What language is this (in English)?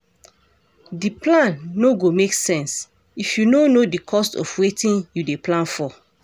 Nigerian Pidgin